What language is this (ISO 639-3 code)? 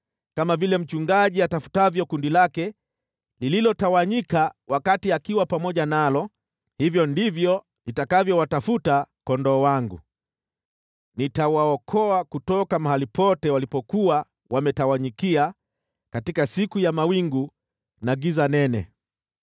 swa